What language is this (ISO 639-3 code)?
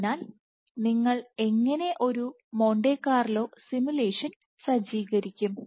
mal